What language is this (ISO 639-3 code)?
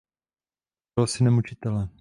ces